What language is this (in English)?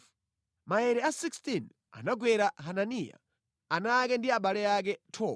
Nyanja